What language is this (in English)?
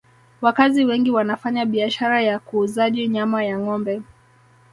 Swahili